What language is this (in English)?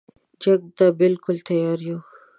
Pashto